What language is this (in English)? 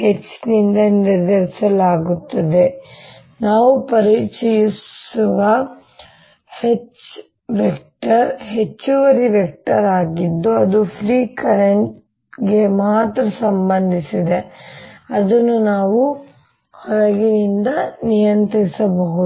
Kannada